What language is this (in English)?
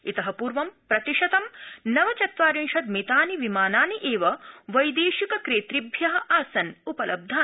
Sanskrit